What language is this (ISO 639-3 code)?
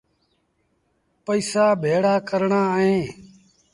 sbn